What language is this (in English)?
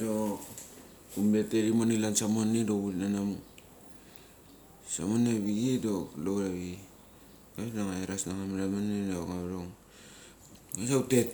Mali